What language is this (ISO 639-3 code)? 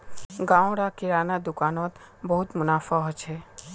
mag